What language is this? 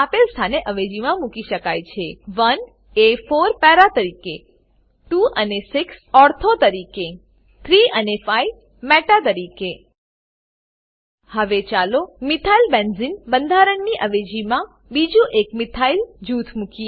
Gujarati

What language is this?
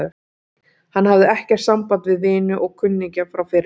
Icelandic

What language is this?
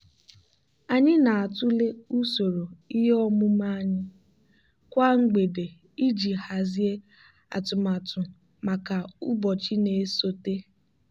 Igbo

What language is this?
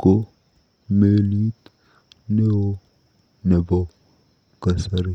Kalenjin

